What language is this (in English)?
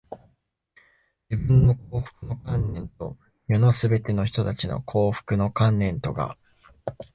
Japanese